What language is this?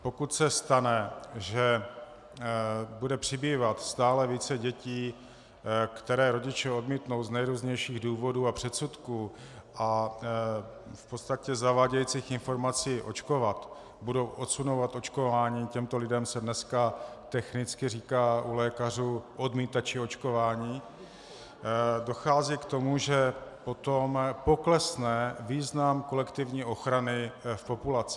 Czech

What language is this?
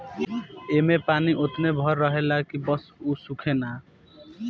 Bhojpuri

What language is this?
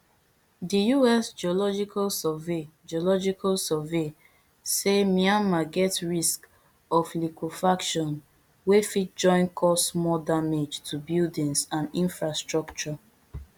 Nigerian Pidgin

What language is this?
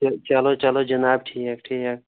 Kashmiri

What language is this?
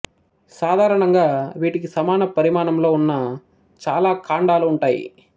Telugu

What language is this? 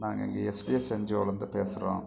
Tamil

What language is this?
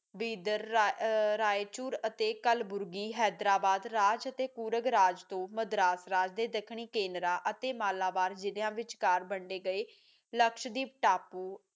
Punjabi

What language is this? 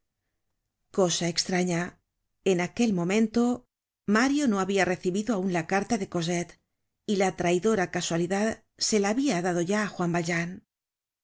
Spanish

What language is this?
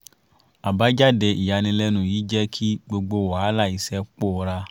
Yoruba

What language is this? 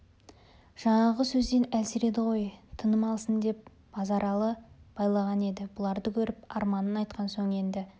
Kazakh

